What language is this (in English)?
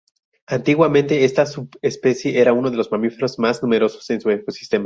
Spanish